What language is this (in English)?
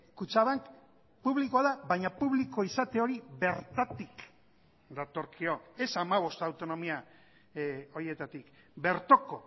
Basque